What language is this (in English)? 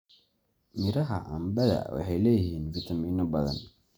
Somali